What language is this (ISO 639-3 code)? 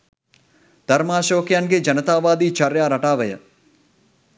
sin